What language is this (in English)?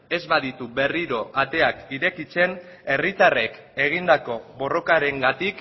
Basque